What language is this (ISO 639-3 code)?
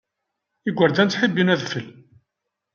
kab